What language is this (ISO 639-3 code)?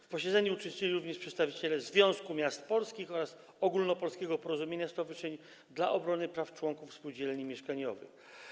pol